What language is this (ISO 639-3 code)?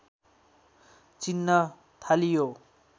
nep